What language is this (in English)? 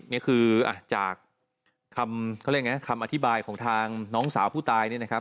Thai